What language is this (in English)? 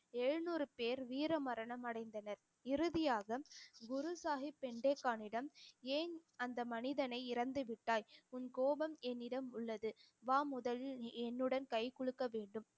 Tamil